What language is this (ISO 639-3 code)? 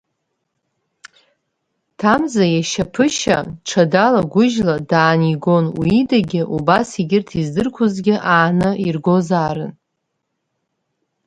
abk